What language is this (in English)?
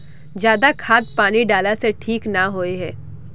Magahi